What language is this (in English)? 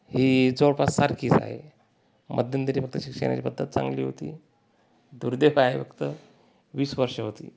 Marathi